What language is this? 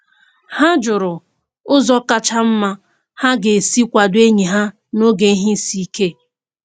Igbo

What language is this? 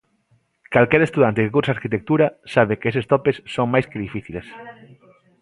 Galician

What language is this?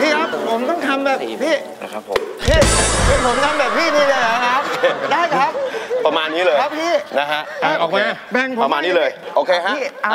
Thai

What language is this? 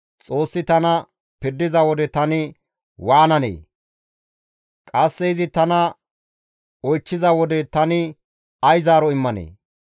Gamo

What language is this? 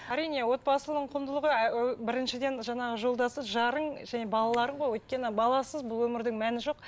Kazakh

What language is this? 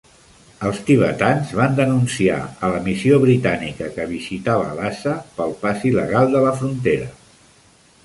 Catalan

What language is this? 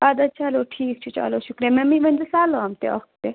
Kashmiri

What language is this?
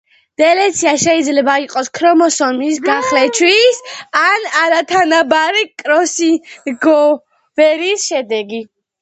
Georgian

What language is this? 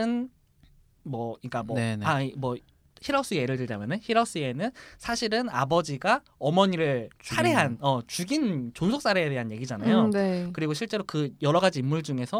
Korean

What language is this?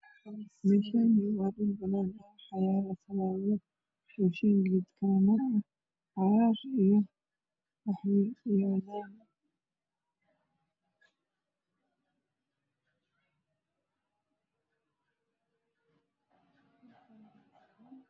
Somali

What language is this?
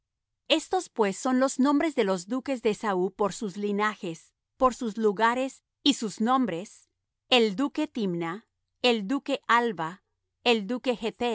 Spanish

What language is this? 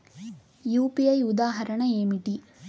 Telugu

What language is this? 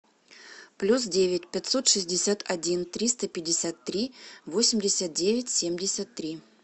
Russian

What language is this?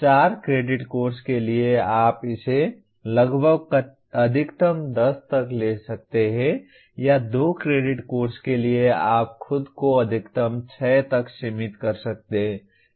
Hindi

